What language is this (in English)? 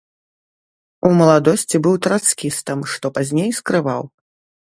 Belarusian